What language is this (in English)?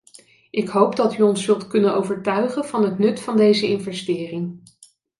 Dutch